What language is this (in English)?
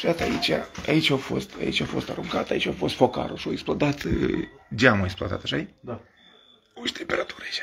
Romanian